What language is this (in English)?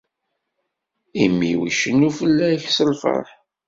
Kabyle